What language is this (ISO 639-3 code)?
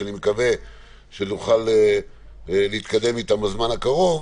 heb